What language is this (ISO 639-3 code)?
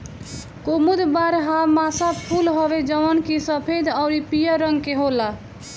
bho